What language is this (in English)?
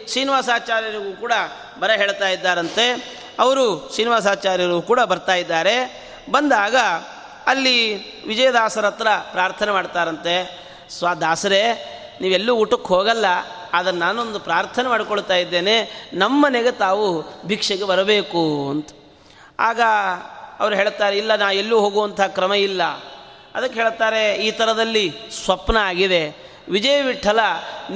Kannada